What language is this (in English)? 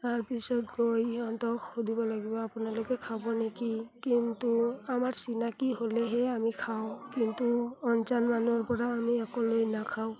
Assamese